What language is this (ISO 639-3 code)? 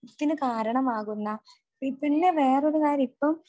mal